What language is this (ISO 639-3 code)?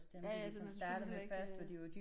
dan